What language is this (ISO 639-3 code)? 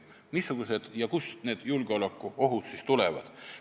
est